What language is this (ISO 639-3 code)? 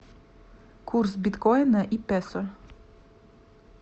rus